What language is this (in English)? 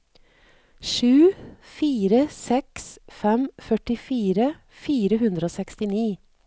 Norwegian